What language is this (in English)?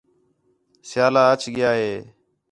Khetrani